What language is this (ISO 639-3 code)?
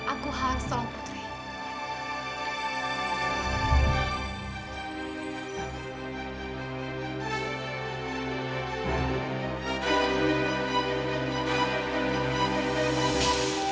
ind